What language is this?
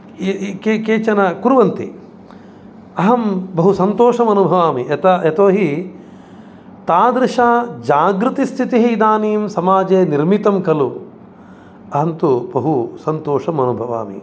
Sanskrit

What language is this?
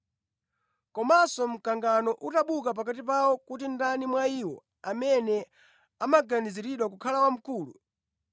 Nyanja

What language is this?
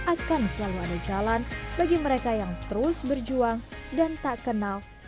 Indonesian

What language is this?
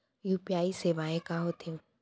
Chhattisgarhi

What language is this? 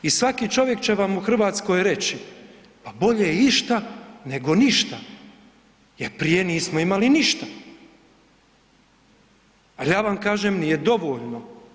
Croatian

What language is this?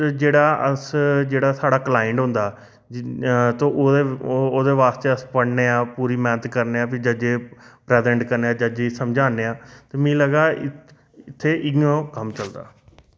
Dogri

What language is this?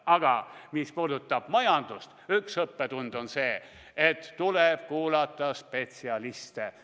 Estonian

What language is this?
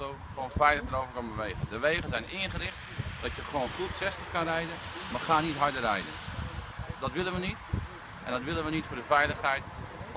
Dutch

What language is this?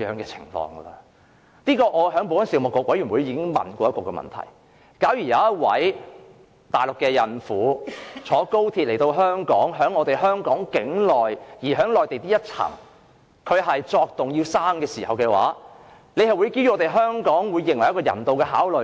Cantonese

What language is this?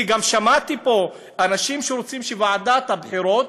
Hebrew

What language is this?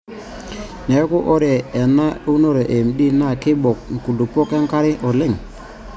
Masai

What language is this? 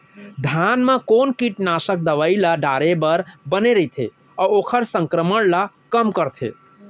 Chhattisgarhi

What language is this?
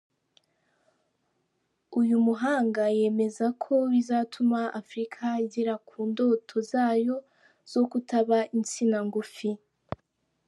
Kinyarwanda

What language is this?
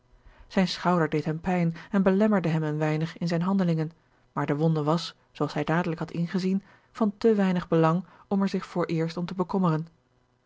Dutch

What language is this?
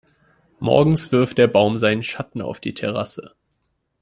German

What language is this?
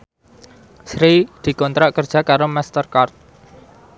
Javanese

